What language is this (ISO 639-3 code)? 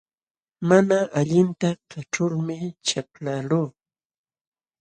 qxw